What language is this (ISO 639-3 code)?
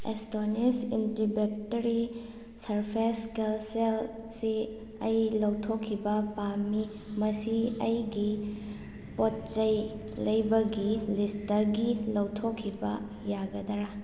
mni